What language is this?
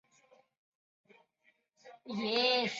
Chinese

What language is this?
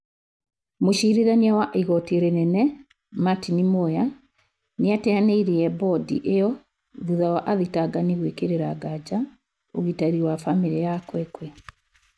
Kikuyu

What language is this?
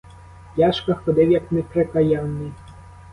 Ukrainian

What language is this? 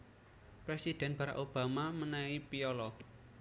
Javanese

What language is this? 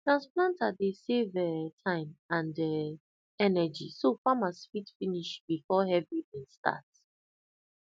Nigerian Pidgin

